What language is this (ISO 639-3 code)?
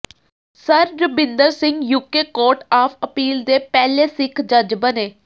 pan